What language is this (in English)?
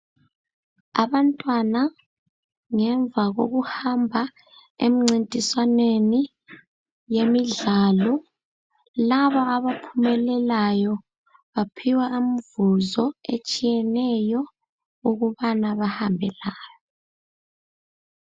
North Ndebele